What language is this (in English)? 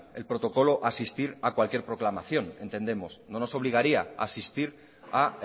Spanish